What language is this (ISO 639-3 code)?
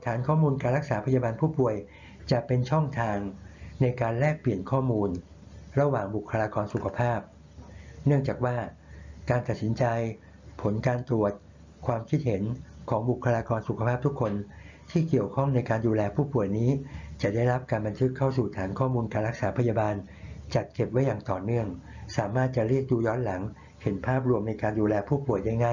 tha